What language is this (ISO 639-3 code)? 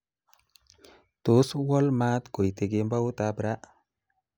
kln